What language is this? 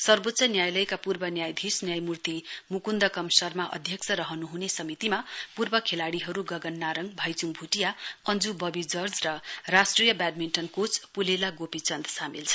Nepali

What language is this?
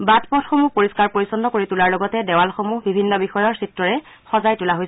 Assamese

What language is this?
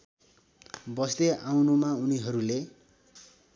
Nepali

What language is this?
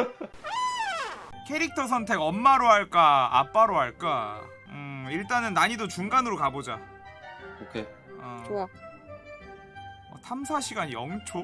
Korean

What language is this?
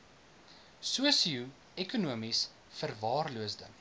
Afrikaans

